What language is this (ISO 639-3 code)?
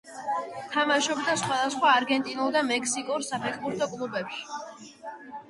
kat